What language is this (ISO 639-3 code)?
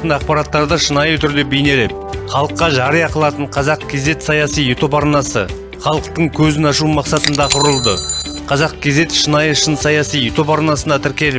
tur